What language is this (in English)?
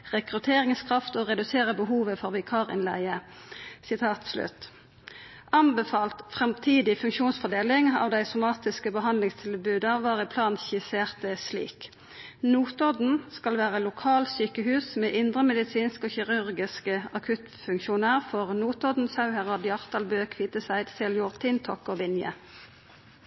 Norwegian Nynorsk